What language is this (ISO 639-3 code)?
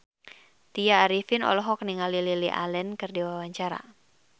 sun